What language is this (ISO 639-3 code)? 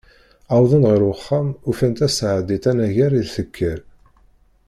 kab